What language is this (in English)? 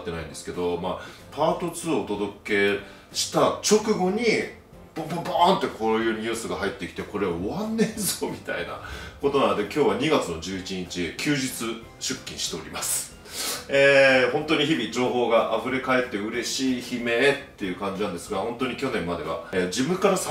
Japanese